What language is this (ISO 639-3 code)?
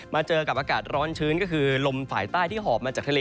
tha